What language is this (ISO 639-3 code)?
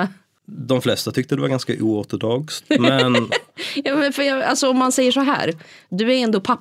swe